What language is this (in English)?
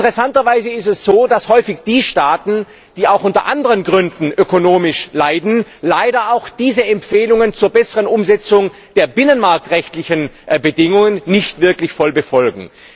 German